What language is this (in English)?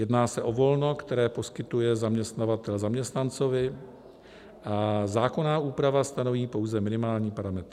Czech